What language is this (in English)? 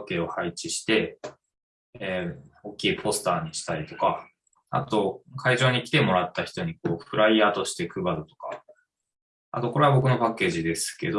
Japanese